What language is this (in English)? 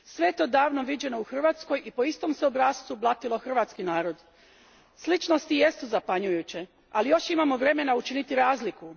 Croatian